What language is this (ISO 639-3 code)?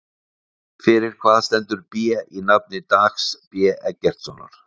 isl